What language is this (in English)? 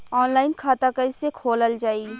Bhojpuri